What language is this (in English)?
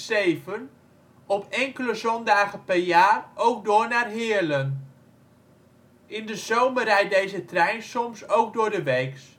Dutch